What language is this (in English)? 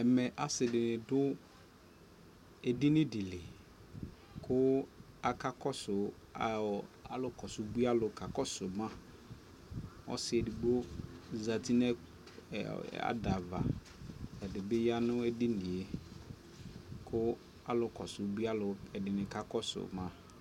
Ikposo